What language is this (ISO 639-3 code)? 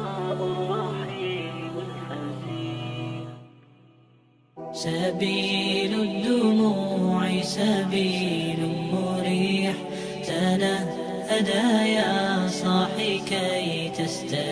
ara